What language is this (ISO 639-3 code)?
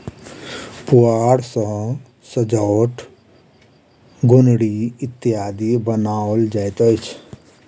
mai